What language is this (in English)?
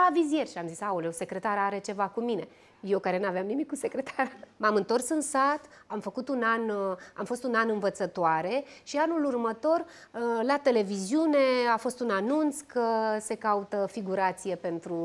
Romanian